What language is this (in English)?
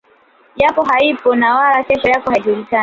Swahili